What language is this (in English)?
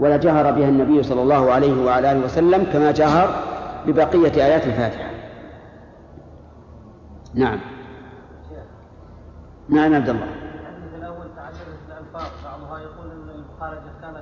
Arabic